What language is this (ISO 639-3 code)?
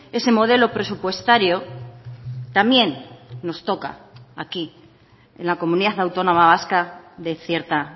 spa